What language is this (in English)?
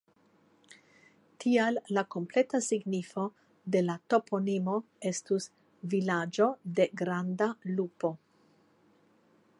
Esperanto